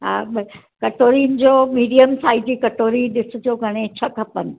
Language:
Sindhi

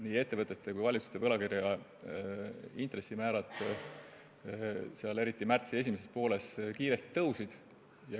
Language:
Estonian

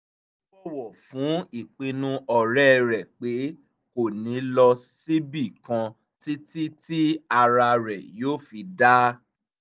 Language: Yoruba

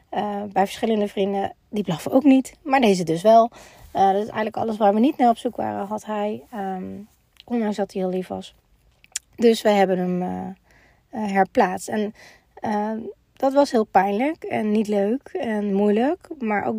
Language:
Dutch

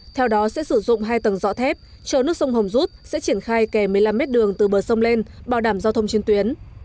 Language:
Vietnamese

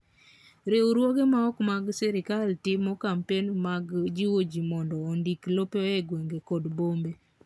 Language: Luo (Kenya and Tanzania)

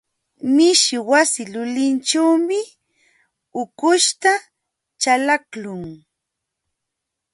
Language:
Jauja Wanca Quechua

